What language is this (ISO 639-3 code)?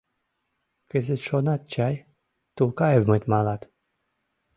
chm